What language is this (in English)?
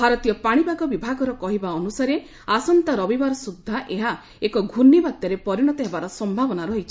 Odia